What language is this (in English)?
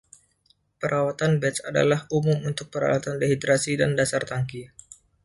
Indonesian